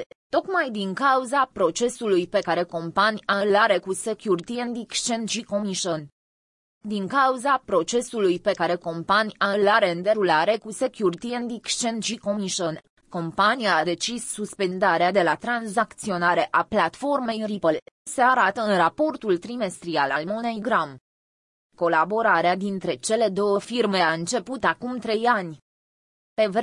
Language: Romanian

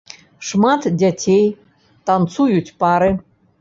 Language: Belarusian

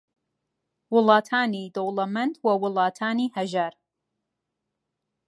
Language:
Central Kurdish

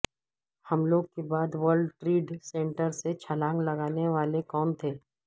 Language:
Urdu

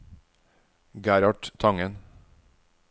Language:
Norwegian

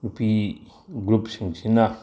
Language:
Manipuri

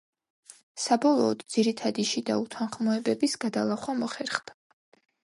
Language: Georgian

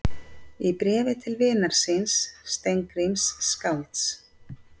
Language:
Icelandic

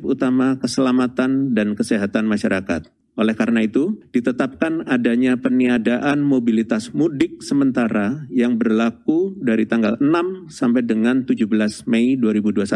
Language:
Indonesian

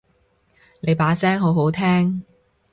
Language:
Cantonese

